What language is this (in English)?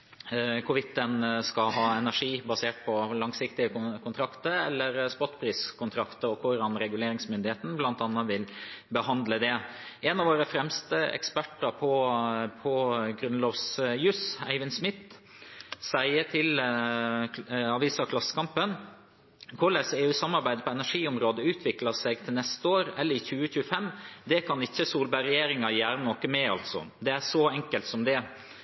Norwegian Nynorsk